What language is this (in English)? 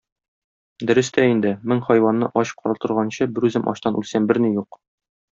Tatar